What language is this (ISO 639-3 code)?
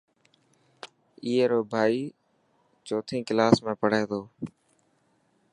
mki